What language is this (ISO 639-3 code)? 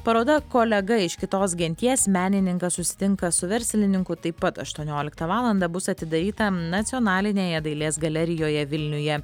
lit